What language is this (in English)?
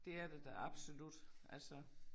Danish